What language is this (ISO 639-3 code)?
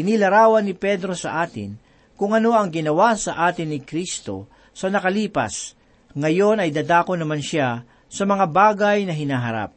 fil